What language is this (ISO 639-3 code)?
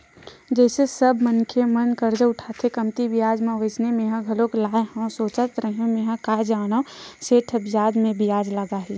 hne